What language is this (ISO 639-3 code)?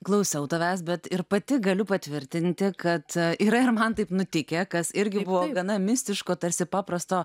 lit